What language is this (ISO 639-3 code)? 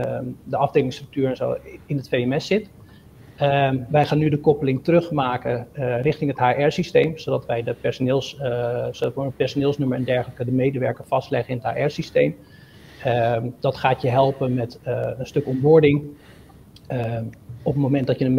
nld